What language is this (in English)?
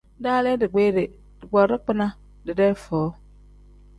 Tem